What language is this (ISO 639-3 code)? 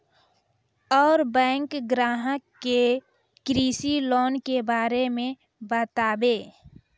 mai